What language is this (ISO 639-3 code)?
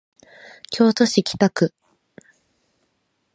jpn